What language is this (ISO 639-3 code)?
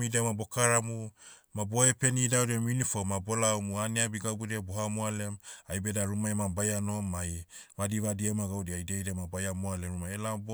meu